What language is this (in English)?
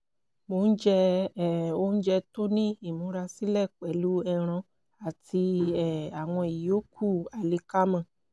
Yoruba